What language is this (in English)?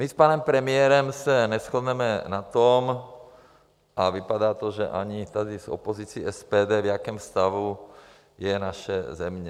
Czech